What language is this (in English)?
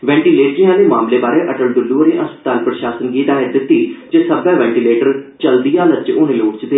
Dogri